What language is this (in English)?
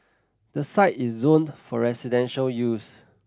English